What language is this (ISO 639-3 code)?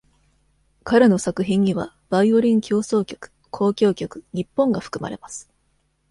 jpn